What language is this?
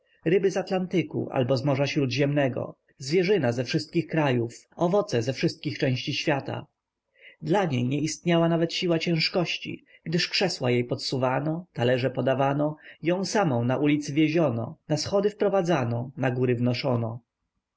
Polish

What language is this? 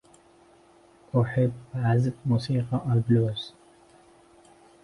Arabic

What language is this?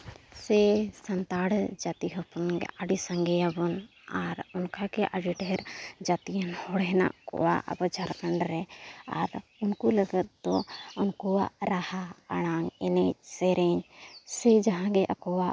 Santali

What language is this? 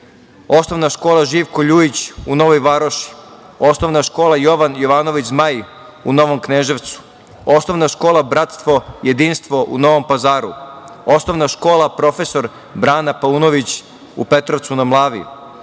Serbian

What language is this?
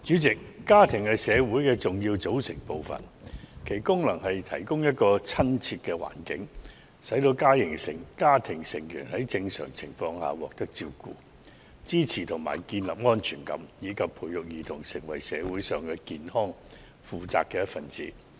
Cantonese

